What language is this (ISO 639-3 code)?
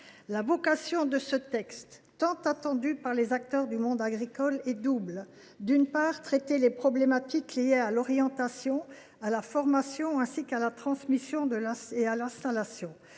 fra